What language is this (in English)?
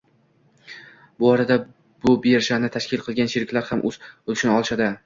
Uzbek